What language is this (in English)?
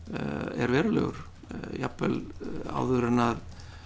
Icelandic